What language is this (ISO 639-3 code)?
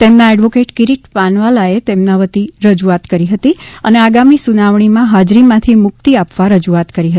guj